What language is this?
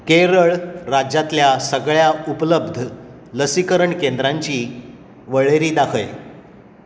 Konkani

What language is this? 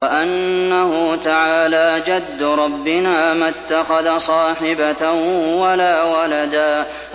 Arabic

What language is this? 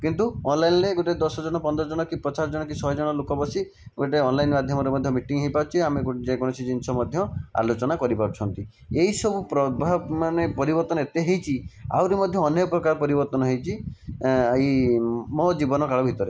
Odia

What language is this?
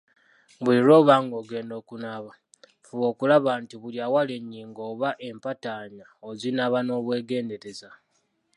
Ganda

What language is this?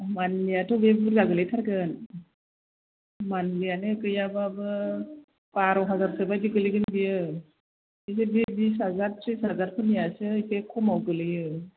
Bodo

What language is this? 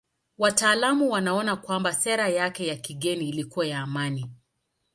Swahili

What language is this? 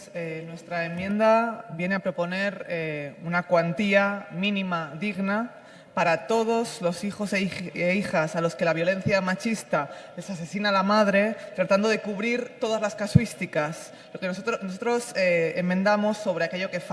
Spanish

